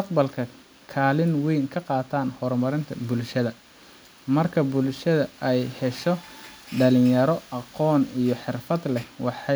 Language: Somali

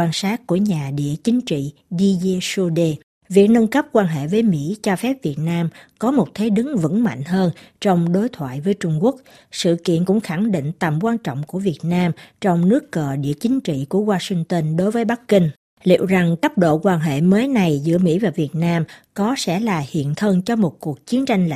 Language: Vietnamese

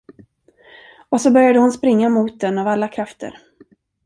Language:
Swedish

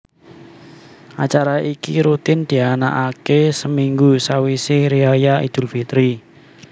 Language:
Javanese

